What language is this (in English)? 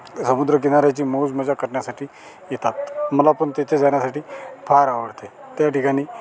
Marathi